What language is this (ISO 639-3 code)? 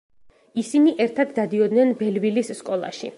kat